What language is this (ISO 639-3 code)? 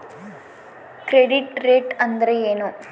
kan